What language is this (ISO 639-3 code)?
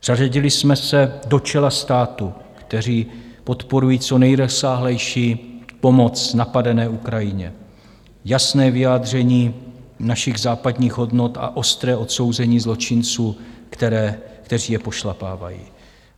ces